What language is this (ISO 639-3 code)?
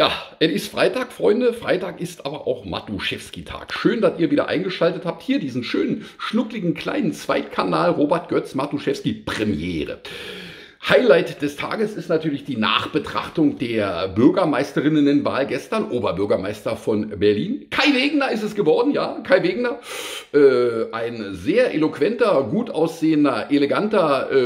deu